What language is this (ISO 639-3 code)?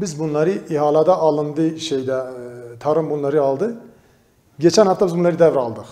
tur